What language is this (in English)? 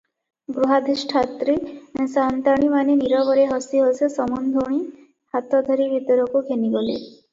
Odia